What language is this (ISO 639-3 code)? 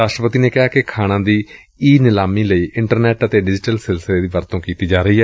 pan